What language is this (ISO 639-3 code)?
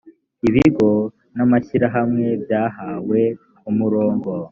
kin